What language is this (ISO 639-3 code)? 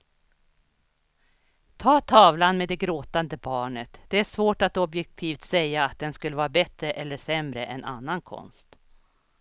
swe